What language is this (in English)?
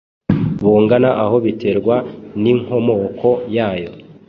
Kinyarwanda